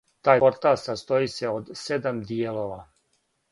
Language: Serbian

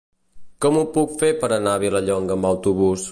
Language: Catalan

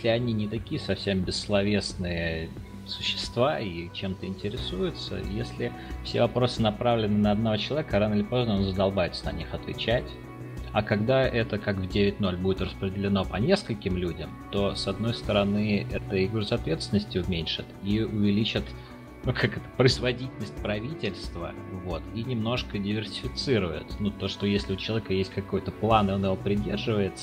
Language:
Russian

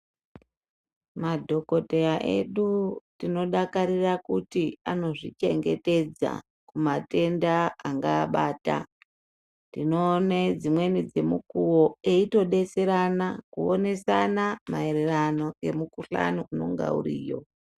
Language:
Ndau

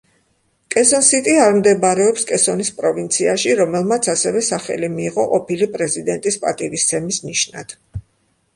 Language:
Georgian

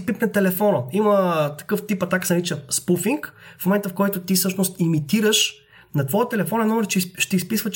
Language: Bulgarian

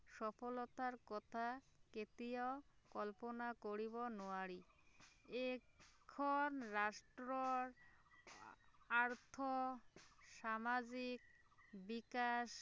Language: Assamese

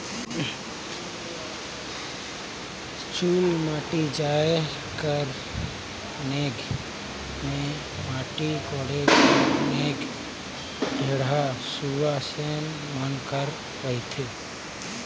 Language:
Chhattisgarhi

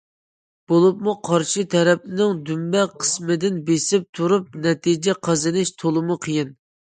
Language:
Uyghur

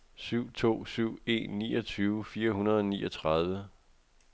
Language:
Danish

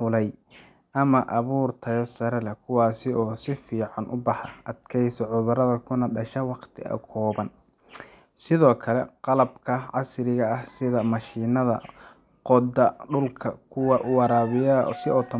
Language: Somali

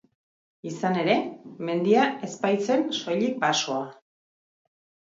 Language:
Basque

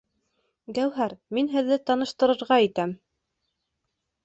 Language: Bashkir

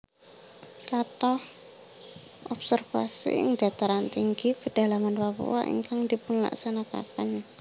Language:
Javanese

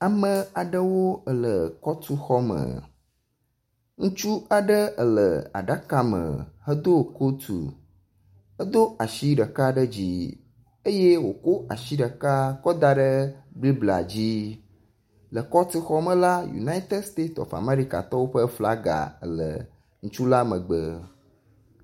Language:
Ewe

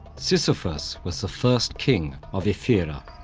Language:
English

